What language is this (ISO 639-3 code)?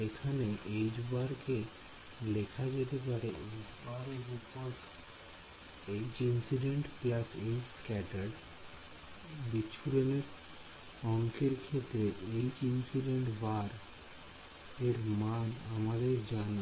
ben